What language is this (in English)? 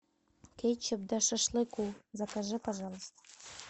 Russian